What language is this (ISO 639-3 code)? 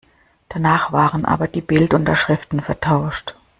deu